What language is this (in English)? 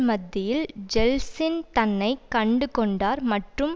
Tamil